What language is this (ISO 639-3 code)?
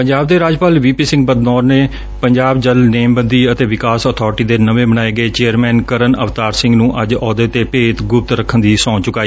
pan